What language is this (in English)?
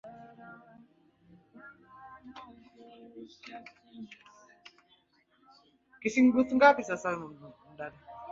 Swahili